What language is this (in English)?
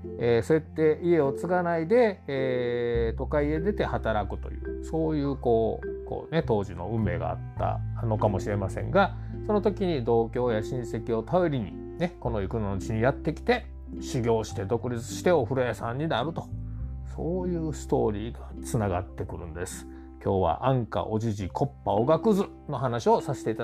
Japanese